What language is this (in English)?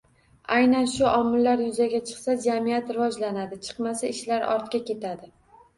Uzbek